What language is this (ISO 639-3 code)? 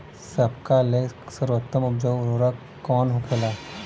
bho